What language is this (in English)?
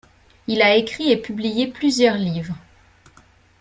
French